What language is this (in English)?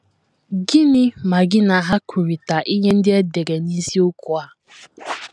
Igbo